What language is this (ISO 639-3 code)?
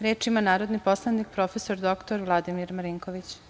srp